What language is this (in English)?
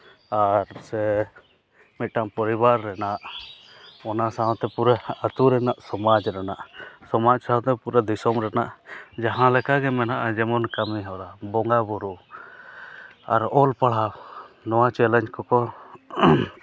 Santali